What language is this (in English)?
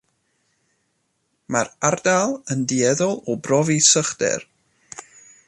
Welsh